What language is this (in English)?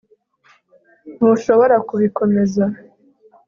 Kinyarwanda